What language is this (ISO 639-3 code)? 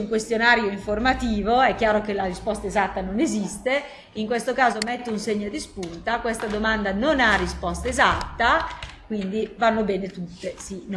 ita